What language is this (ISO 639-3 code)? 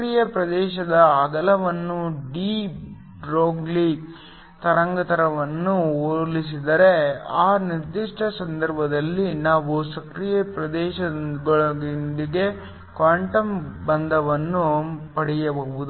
kan